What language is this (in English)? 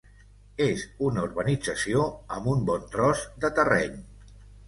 Catalan